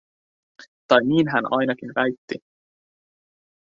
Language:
Finnish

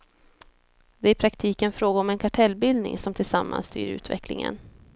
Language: Swedish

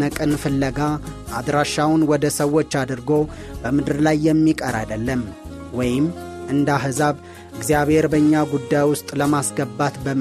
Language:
Amharic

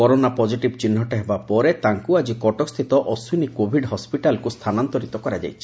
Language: Odia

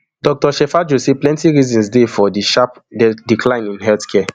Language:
Nigerian Pidgin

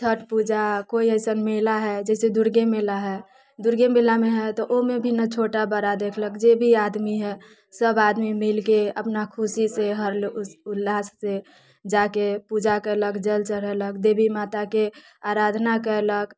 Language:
Maithili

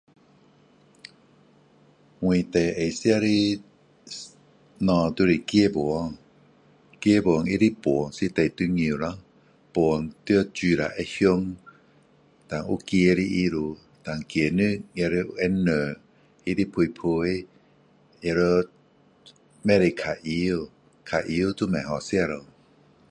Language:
Min Dong Chinese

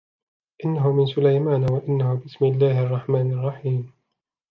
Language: Arabic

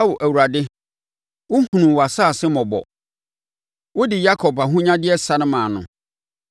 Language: Akan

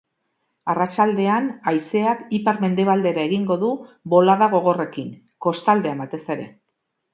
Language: Basque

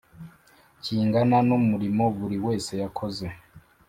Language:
Kinyarwanda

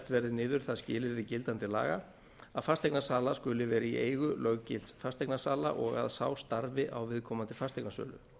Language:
Icelandic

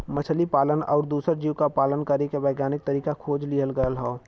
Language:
Bhojpuri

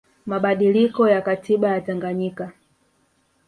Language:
Swahili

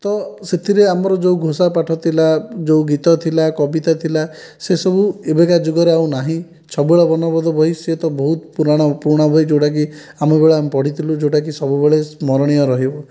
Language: Odia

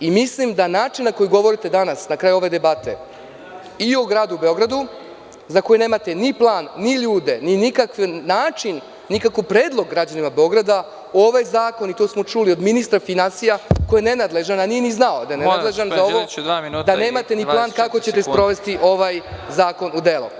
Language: Serbian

